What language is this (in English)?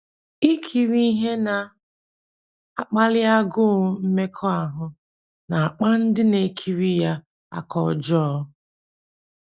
Igbo